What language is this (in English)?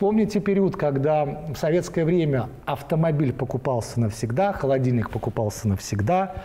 Russian